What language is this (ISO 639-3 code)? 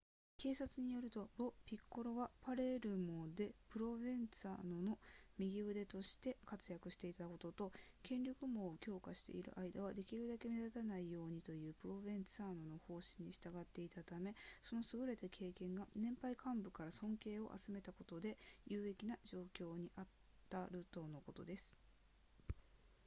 jpn